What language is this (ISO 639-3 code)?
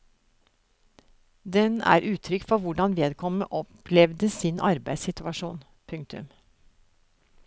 nor